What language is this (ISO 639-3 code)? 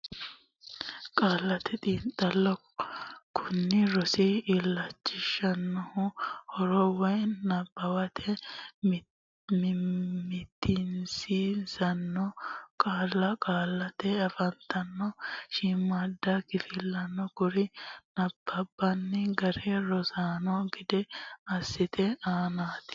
sid